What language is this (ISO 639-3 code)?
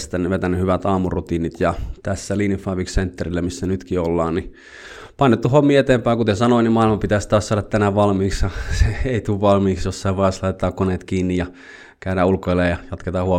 fin